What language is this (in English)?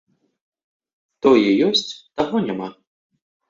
Belarusian